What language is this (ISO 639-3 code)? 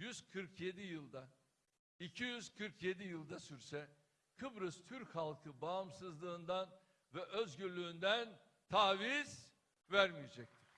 tur